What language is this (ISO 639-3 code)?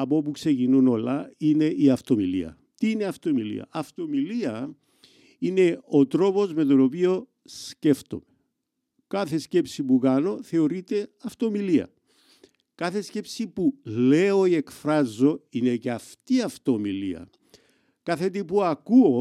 ell